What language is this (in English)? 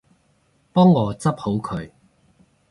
Cantonese